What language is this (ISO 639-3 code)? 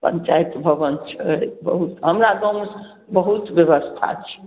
mai